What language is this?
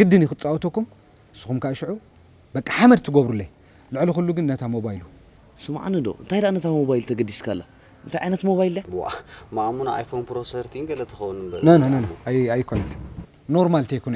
Arabic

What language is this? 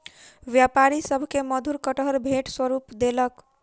Maithili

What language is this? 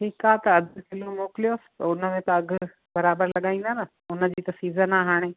Sindhi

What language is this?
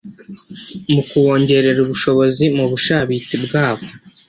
Kinyarwanda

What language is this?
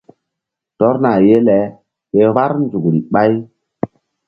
Mbum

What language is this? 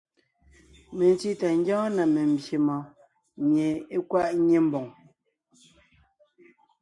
Ngiemboon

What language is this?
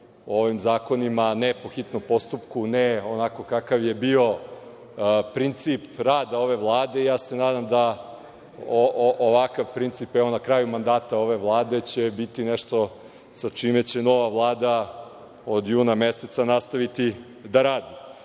Serbian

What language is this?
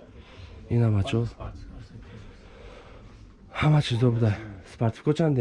Turkish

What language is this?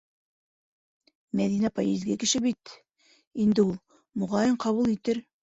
Bashkir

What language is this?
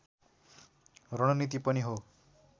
Nepali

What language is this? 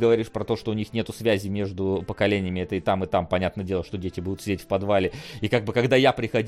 Russian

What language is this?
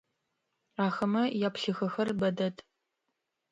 Adyghe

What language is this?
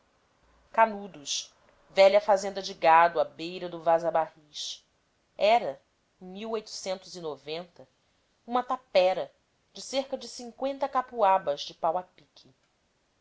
Portuguese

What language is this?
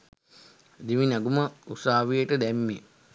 Sinhala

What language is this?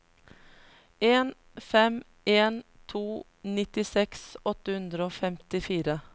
Norwegian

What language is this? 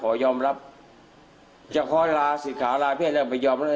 Thai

